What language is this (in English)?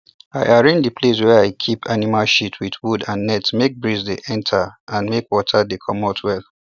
Nigerian Pidgin